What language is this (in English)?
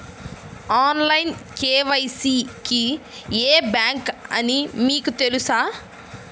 Telugu